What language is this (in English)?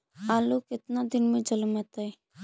Magahi